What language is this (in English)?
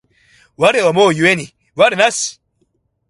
Japanese